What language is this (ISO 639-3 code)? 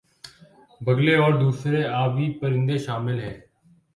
urd